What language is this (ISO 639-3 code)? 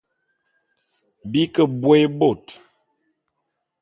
bum